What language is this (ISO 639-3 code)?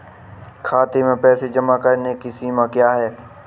hin